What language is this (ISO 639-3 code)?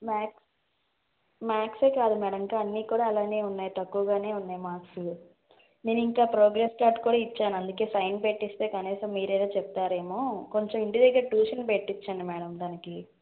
tel